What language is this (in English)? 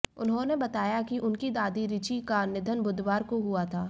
Hindi